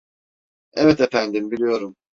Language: Turkish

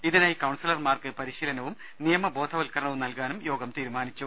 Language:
Malayalam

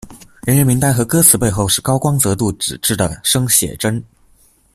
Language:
Chinese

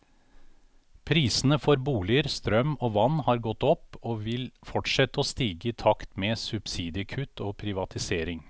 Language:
Norwegian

